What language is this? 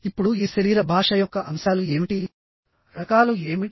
Telugu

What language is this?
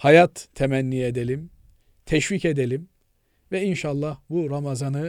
Turkish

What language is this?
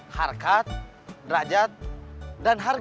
Indonesian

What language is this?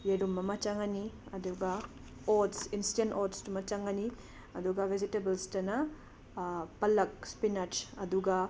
Manipuri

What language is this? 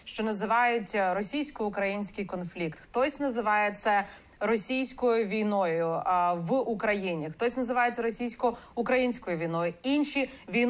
Ukrainian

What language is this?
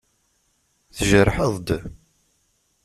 Kabyle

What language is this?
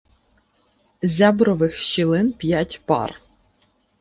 Ukrainian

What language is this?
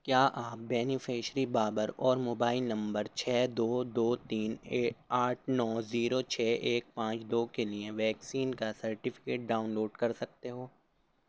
Urdu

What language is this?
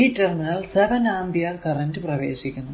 Malayalam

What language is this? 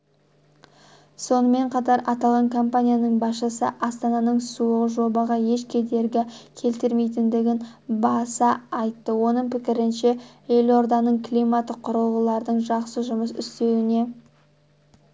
Kazakh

